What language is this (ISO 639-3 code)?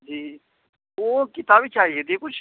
urd